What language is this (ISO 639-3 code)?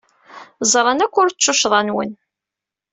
kab